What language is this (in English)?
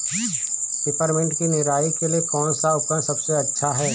Hindi